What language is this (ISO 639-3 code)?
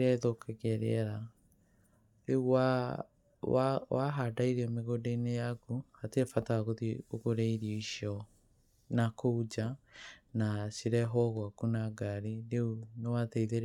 kik